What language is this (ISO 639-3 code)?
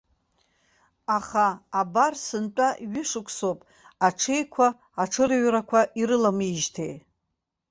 abk